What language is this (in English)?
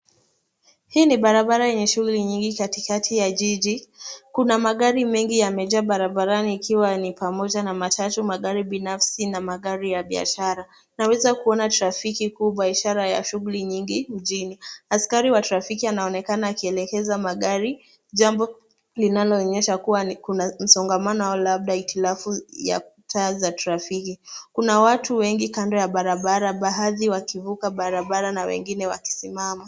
Swahili